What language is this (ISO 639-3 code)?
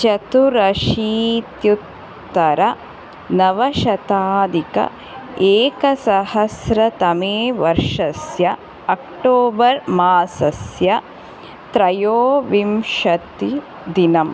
san